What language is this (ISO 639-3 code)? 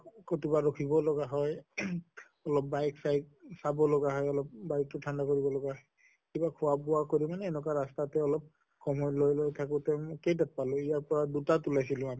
asm